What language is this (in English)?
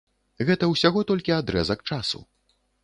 Belarusian